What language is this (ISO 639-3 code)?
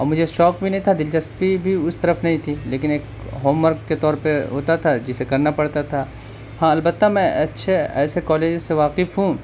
urd